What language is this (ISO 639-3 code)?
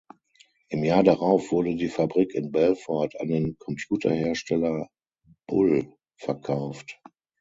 deu